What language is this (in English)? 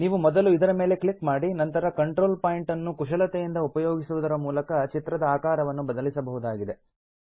Kannada